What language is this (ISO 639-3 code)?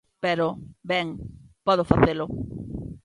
glg